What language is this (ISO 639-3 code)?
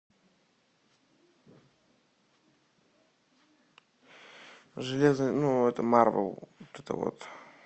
rus